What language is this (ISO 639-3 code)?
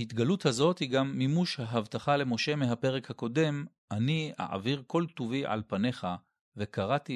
heb